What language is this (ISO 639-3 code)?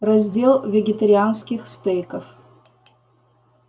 rus